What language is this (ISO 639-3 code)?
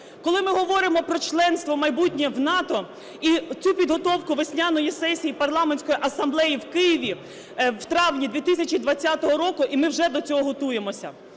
ukr